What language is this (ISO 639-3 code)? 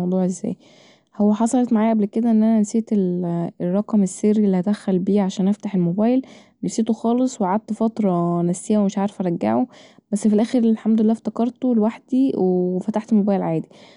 arz